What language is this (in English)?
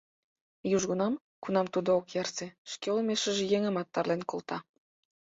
Mari